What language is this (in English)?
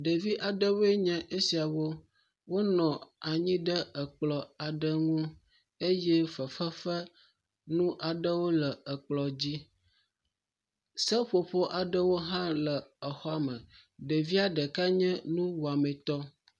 Ewe